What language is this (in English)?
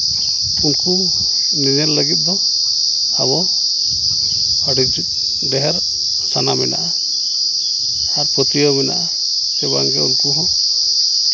Santali